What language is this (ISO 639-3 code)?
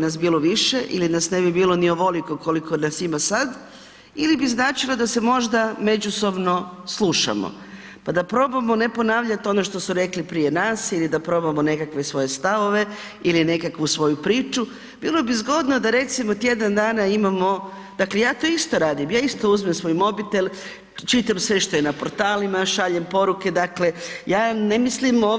hrv